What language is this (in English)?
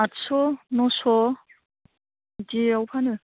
Bodo